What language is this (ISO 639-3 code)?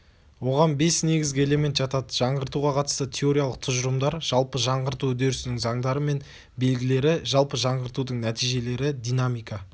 kaz